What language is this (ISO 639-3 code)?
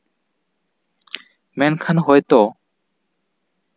sat